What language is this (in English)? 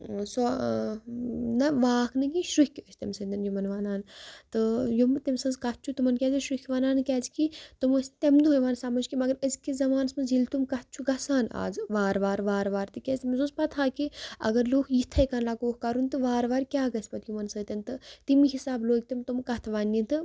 Kashmiri